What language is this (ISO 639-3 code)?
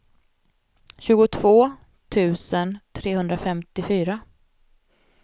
swe